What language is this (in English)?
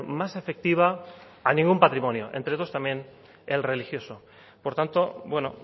Spanish